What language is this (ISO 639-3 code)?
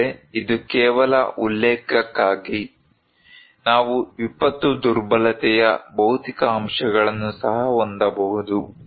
kan